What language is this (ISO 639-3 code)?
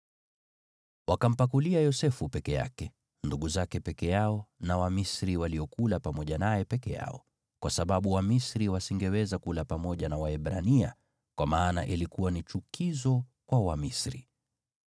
swa